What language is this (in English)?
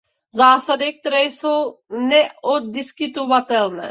Czech